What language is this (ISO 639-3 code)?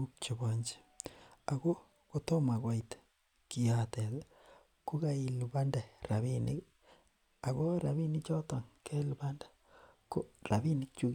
kln